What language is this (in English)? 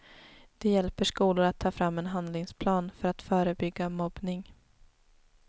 Swedish